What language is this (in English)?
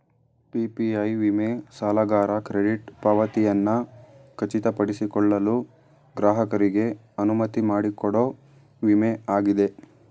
Kannada